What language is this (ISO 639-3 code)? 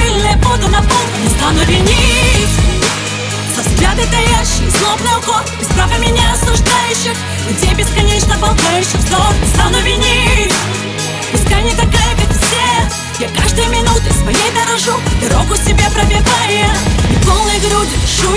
rus